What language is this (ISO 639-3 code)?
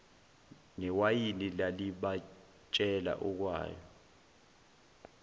zul